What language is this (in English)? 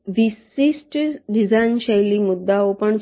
Gujarati